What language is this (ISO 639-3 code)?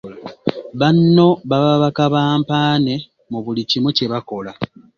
lug